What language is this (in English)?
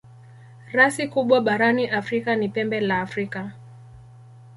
Swahili